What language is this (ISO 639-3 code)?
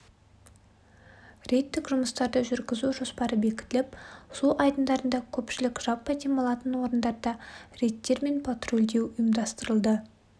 kaz